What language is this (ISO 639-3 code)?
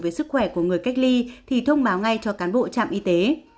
vie